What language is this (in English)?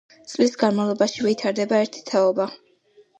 Georgian